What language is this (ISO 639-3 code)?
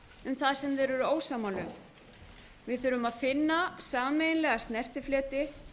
isl